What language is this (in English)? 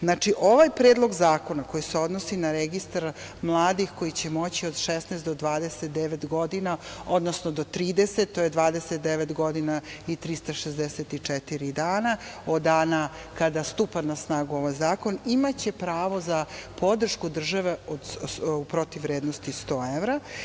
Serbian